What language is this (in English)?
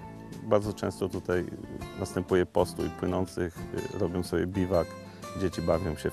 Polish